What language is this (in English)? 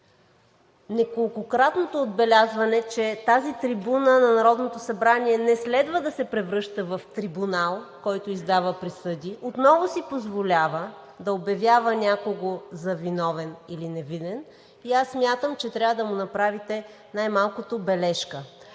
Bulgarian